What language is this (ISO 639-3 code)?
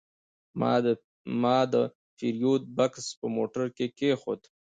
pus